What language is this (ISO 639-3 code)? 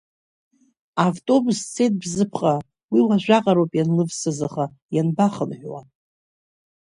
abk